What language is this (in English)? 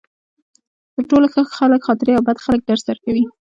Pashto